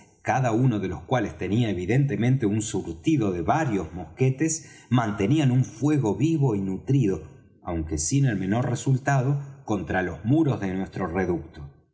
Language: Spanish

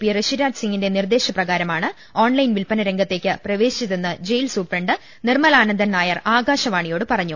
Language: Malayalam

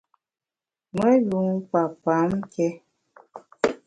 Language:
Bamun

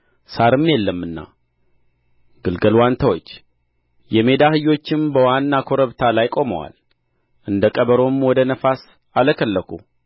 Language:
Amharic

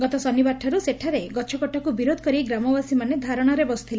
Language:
Odia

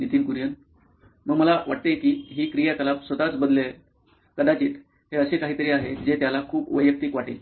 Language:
Marathi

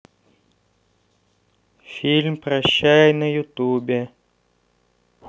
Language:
Russian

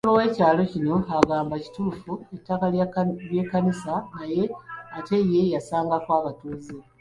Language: Ganda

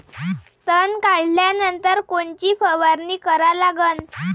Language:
Marathi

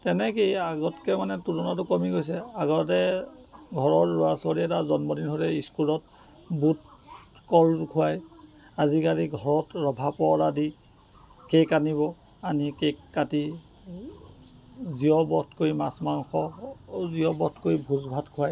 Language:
Assamese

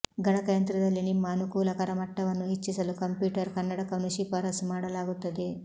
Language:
Kannada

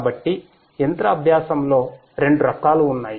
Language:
Telugu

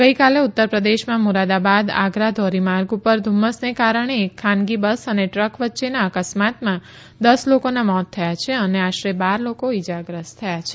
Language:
Gujarati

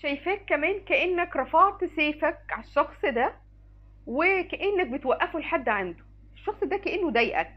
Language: Arabic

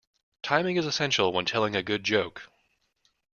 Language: English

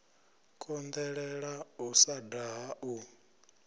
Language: Venda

